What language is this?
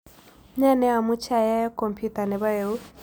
Kalenjin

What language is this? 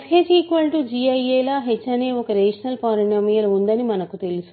Telugu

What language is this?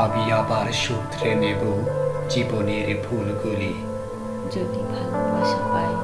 Bangla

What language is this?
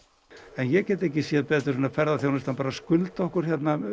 Icelandic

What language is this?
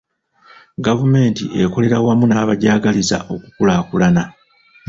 Ganda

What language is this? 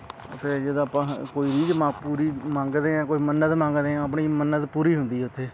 Punjabi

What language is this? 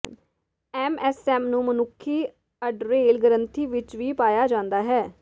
Punjabi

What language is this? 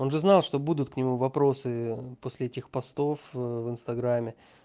Russian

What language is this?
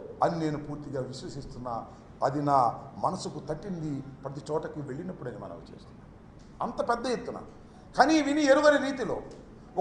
Telugu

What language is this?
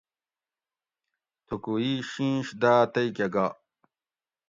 Gawri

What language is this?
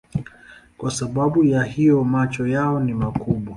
Swahili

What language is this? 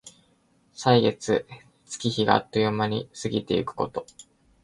Japanese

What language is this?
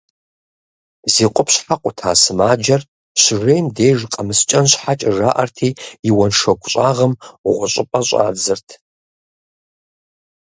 Kabardian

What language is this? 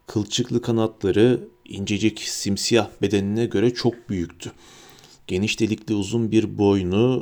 Turkish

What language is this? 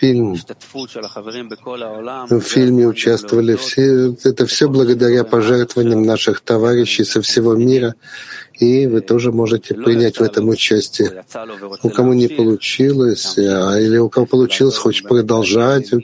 Russian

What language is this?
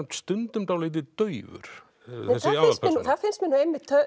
Icelandic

